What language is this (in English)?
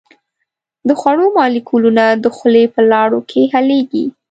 Pashto